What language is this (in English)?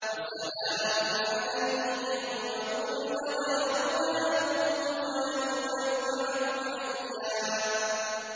Arabic